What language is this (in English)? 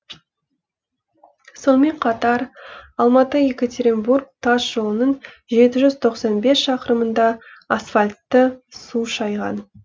Kazakh